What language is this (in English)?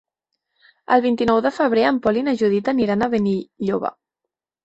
Catalan